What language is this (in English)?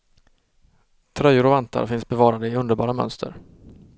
Swedish